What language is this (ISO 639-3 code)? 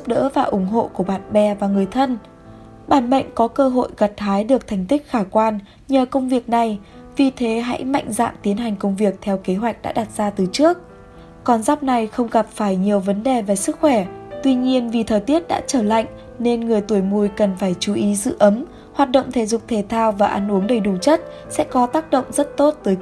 vie